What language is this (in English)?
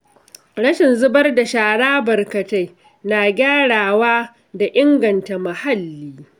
Hausa